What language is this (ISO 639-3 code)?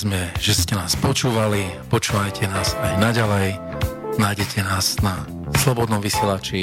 slk